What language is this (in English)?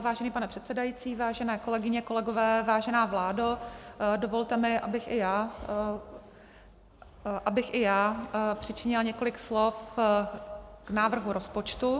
Czech